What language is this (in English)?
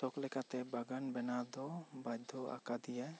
Santali